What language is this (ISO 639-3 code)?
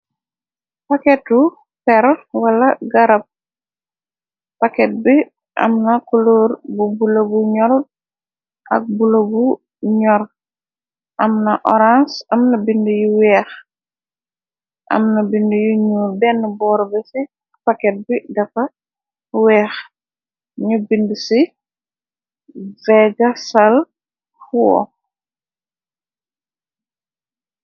wol